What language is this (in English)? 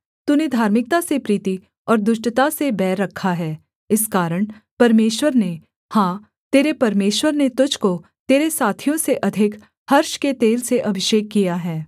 Hindi